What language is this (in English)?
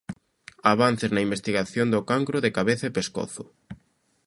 Galician